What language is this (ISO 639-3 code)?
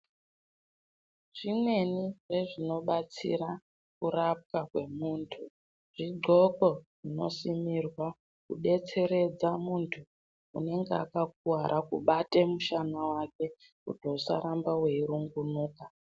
ndc